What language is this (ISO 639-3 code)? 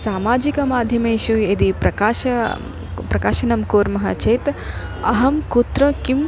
san